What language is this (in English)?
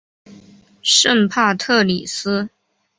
Chinese